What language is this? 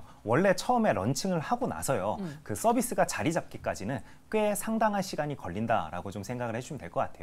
Korean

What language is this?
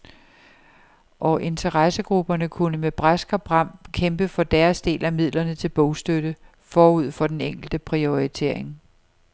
Danish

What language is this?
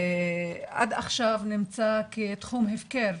Hebrew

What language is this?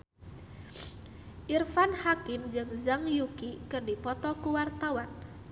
Sundanese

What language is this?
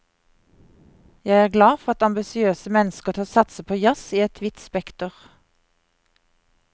Norwegian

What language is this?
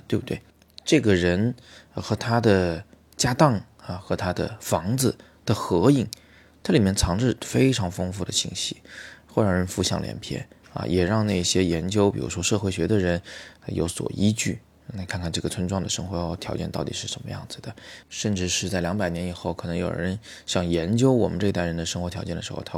Chinese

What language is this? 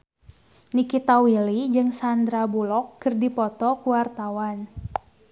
Sundanese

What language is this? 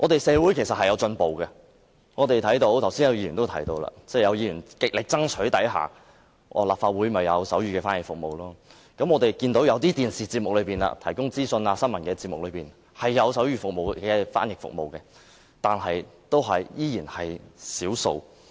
Cantonese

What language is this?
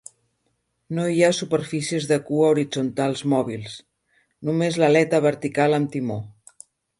Catalan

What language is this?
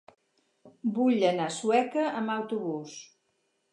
Catalan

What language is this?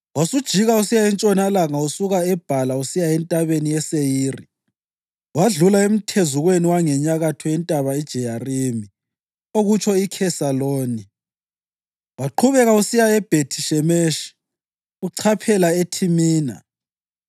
North Ndebele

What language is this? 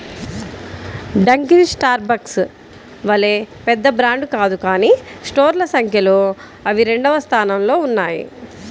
Telugu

